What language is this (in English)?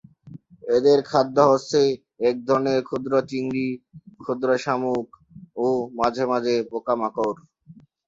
Bangla